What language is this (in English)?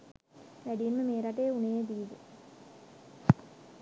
Sinhala